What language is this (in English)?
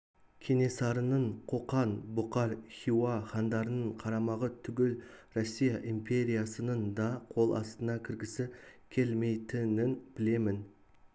Kazakh